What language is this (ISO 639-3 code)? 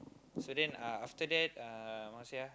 eng